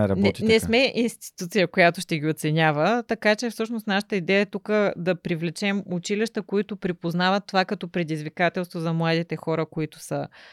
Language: Bulgarian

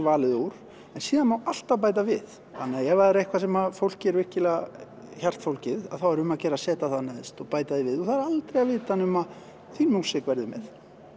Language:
Icelandic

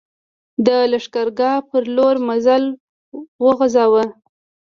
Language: Pashto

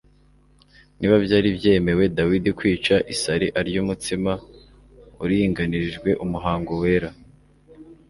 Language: Kinyarwanda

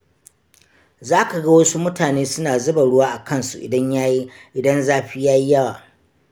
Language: Hausa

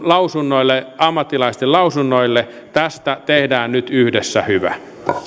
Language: Finnish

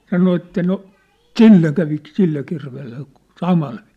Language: Finnish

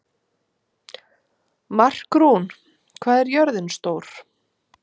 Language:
Icelandic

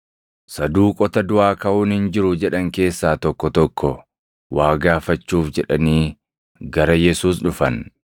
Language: Oromo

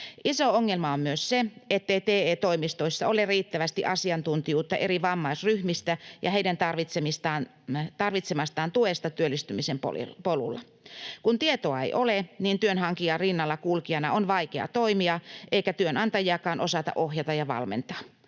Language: Finnish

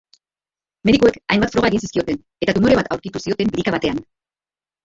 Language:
Basque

